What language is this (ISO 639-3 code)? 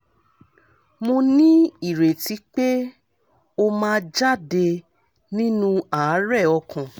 yor